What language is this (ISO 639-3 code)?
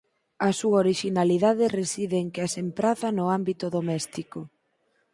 glg